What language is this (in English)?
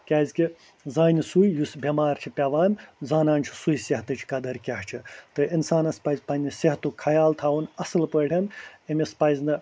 Kashmiri